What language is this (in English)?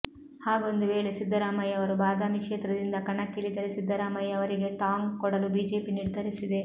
Kannada